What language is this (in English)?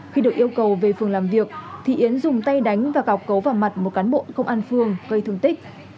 Vietnamese